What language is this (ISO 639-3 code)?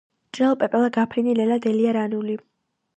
kat